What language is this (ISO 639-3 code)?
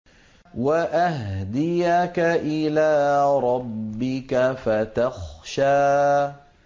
ara